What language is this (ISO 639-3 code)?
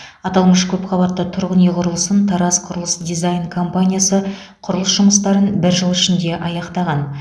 kaz